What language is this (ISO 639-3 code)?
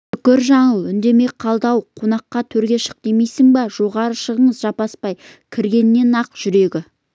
kaz